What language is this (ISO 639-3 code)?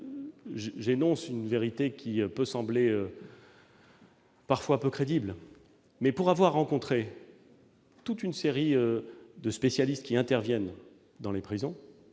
fra